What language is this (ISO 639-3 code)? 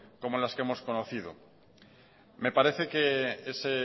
spa